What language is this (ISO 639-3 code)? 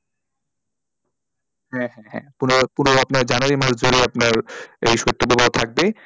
ben